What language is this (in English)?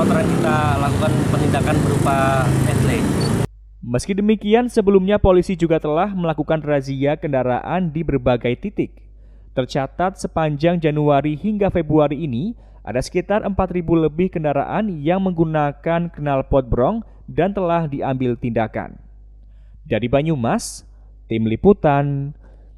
Indonesian